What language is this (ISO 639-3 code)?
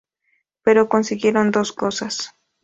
spa